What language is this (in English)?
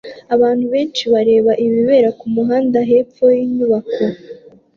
Kinyarwanda